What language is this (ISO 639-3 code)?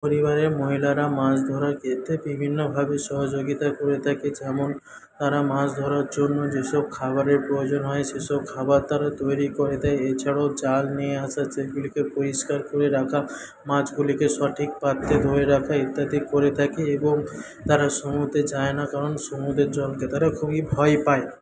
ben